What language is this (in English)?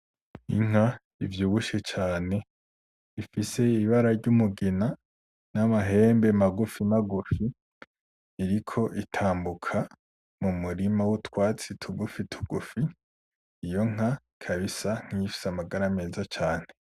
Rundi